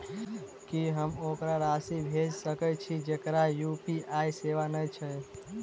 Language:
Maithili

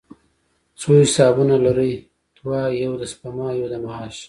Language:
Pashto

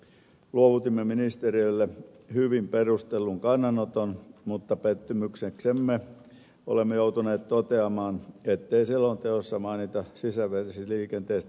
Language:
Finnish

